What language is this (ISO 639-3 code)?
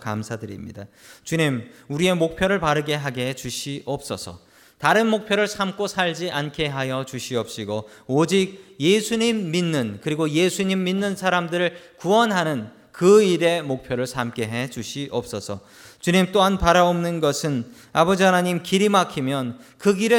kor